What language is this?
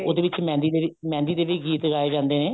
Punjabi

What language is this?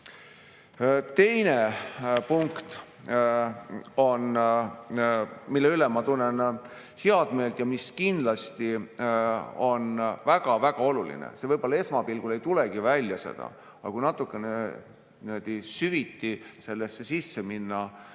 Estonian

